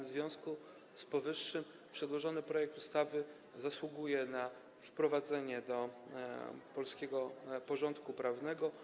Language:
Polish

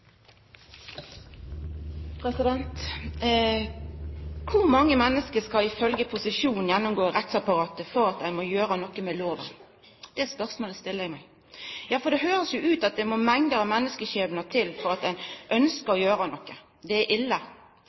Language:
Norwegian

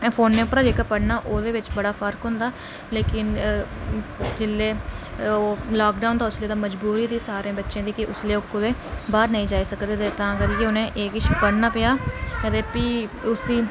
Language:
Dogri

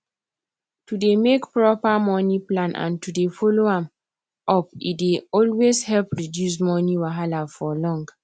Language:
Nigerian Pidgin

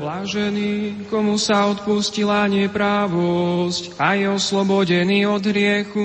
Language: Slovak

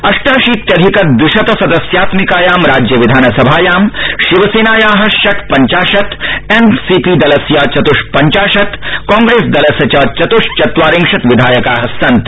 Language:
Sanskrit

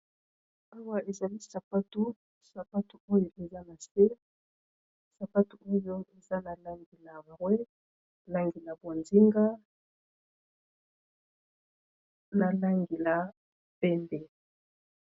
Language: Lingala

